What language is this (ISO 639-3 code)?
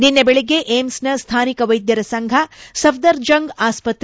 kan